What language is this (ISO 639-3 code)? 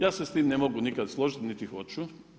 hrv